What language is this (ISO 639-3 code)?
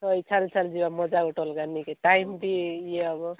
ori